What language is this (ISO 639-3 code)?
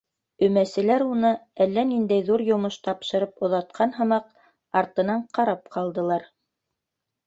bak